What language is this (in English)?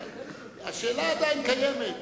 Hebrew